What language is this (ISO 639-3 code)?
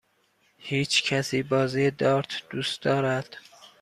fas